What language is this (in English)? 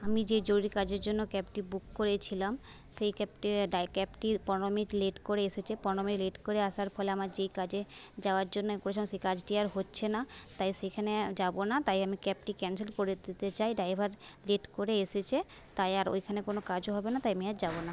Bangla